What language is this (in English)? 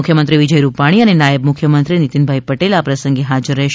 Gujarati